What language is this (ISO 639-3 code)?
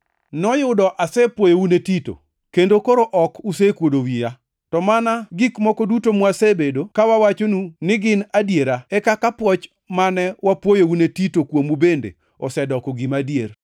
luo